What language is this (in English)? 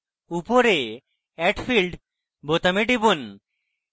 Bangla